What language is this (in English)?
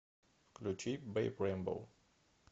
Russian